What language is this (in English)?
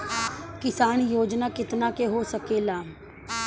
Bhojpuri